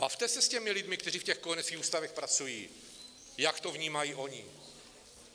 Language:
Czech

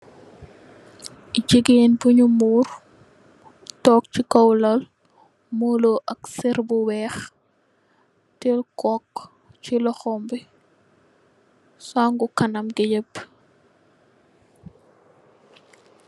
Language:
Wolof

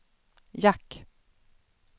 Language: Swedish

